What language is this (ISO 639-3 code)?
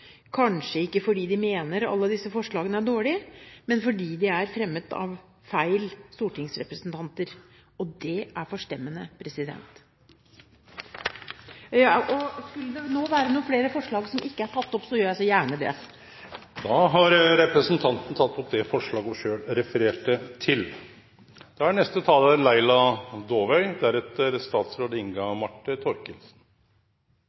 nor